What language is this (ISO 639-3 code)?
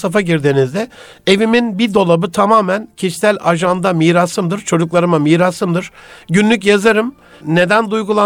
tur